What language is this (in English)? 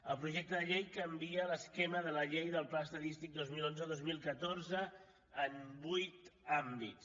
Catalan